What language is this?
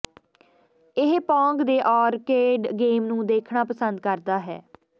Punjabi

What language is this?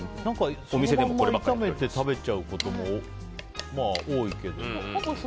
Japanese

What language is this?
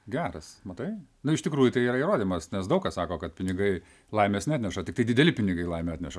Lithuanian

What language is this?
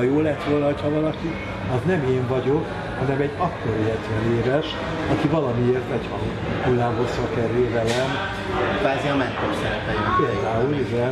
Hungarian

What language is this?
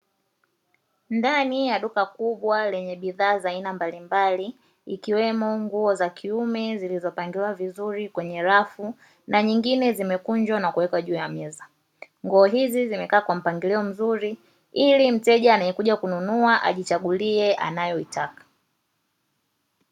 Swahili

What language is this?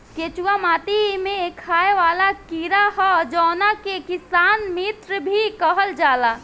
Bhojpuri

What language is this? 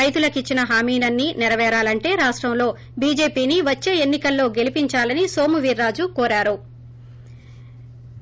Telugu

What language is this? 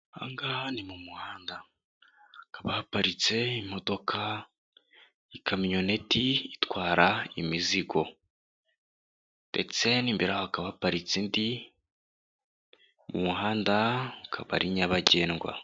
Kinyarwanda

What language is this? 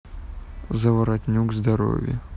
Russian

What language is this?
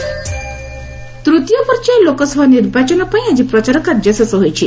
Odia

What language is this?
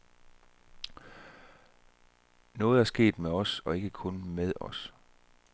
Danish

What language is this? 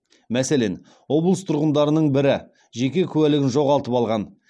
Kazakh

